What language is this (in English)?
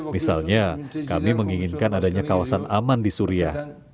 Indonesian